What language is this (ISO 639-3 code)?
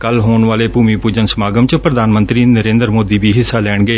pan